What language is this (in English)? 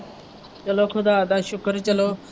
Punjabi